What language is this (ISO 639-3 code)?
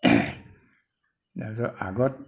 asm